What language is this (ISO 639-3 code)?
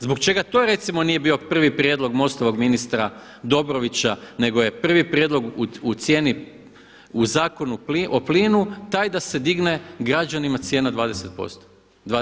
hrv